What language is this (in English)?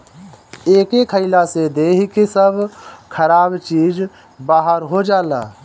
Bhojpuri